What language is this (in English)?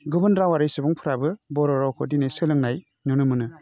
Bodo